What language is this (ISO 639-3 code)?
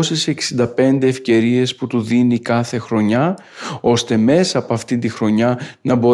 ell